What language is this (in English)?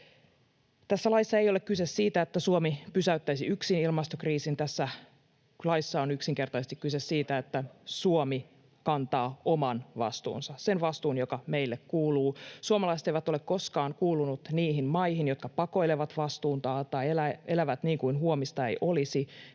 Finnish